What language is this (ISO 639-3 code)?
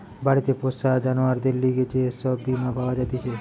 ben